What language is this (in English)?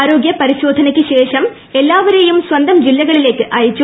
Malayalam